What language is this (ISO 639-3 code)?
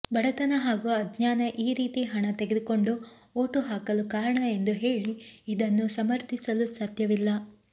kan